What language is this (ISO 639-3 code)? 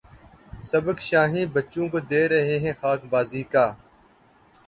urd